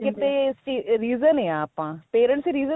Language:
Punjabi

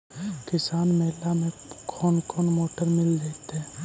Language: Magahi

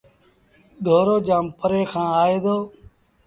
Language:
Sindhi Bhil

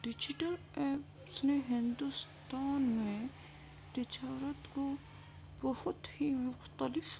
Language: Urdu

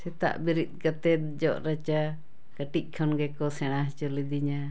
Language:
Santali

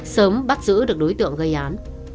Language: Vietnamese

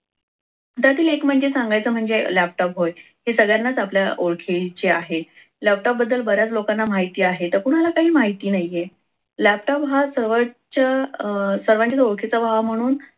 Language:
Marathi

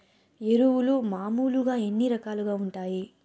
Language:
Telugu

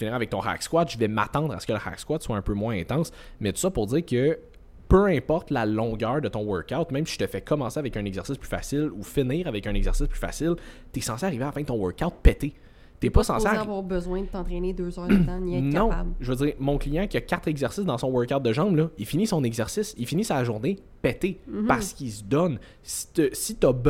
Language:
French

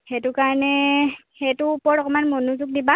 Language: Assamese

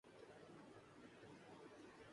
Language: Urdu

